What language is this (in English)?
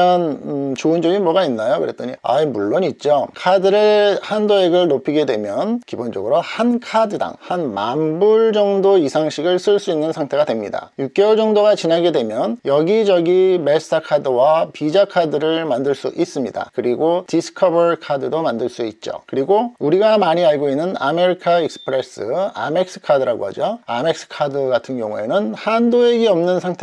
Korean